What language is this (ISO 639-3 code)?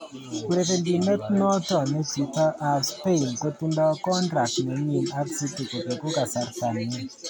kln